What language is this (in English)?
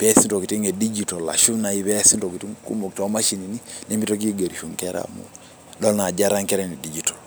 Masai